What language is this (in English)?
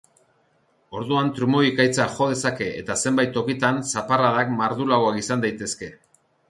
Basque